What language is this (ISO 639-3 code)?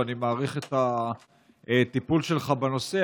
heb